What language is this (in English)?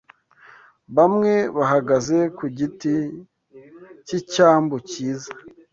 Kinyarwanda